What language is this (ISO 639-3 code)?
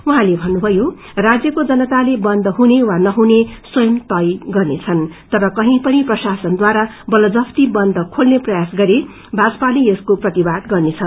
nep